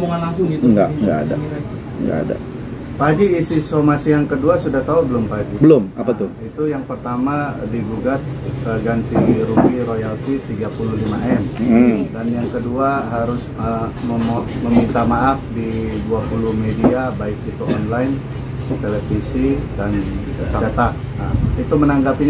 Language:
Indonesian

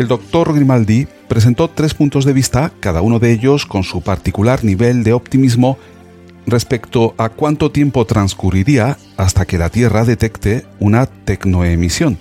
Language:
Spanish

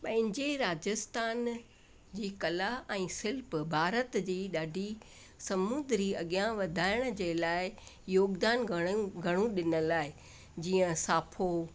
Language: Sindhi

